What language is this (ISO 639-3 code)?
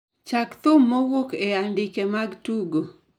luo